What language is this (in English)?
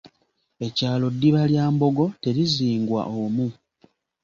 Ganda